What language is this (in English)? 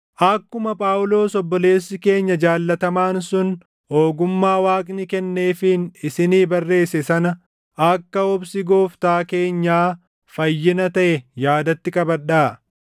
Oromo